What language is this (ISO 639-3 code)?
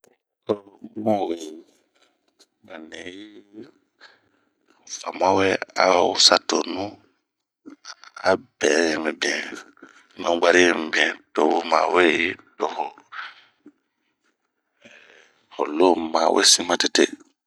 bmq